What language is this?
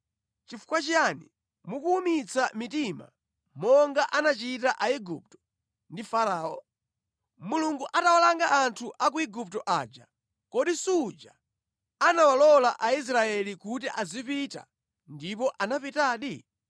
Nyanja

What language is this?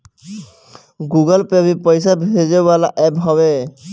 Bhojpuri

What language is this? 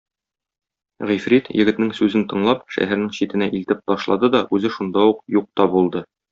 Tatar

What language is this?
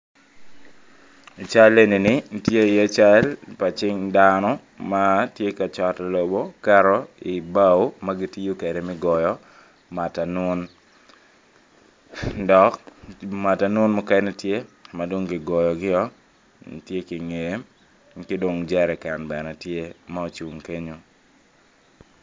Acoli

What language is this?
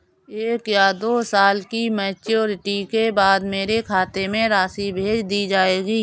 Hindi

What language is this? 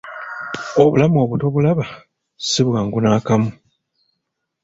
Ganda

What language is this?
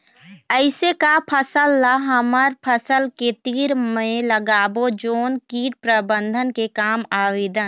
Chhattisgarhi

